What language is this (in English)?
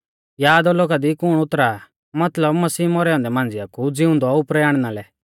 Mahasu Pahari